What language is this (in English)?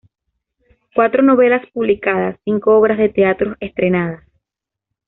Spanish